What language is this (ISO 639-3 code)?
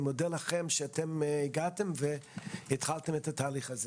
heb